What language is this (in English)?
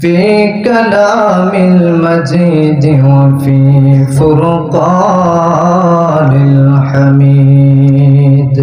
Arabic